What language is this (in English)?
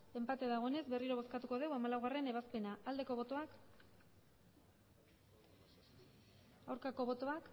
Basque